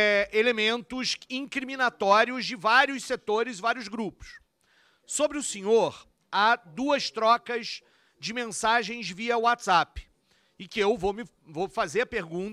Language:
Portuguese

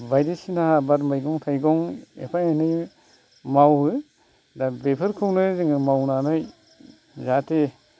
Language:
Bodo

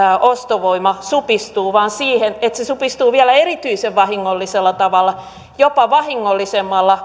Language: Finnish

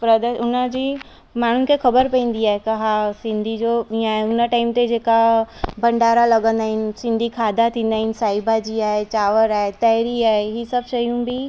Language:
Sindhi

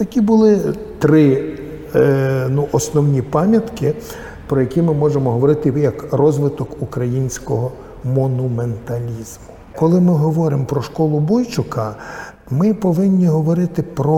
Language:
Ukrainian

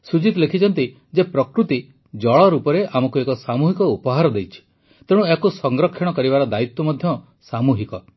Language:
Odia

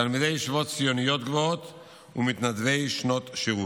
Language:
Hebrew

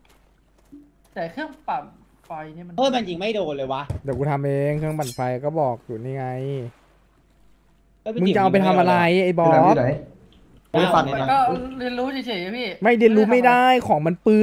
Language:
Thai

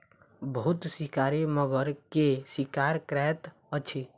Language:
Maithili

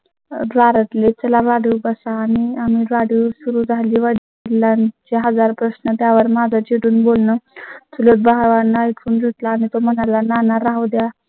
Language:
Marathi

